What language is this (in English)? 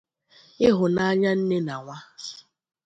Igbo